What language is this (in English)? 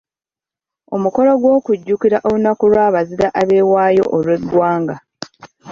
Ganda